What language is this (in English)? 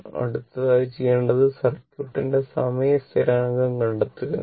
Malayalam